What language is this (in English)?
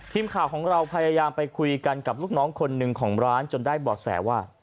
Thai